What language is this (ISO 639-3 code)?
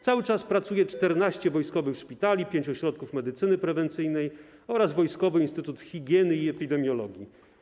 pol